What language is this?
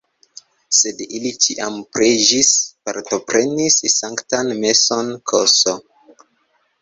Esperanto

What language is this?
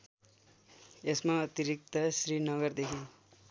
Nepali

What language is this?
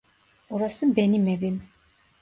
Turkish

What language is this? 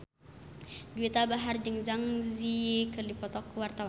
Sundanese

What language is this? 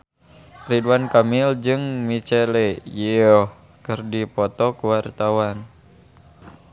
Sundanese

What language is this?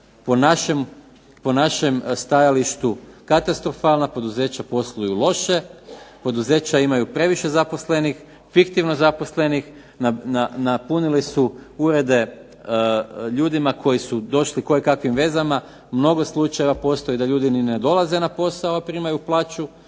Croatian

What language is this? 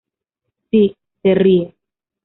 Spanish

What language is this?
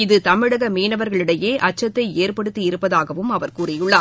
Tamil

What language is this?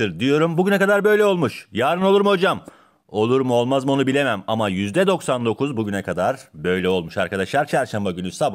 Turkish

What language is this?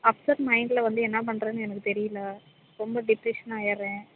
Tamil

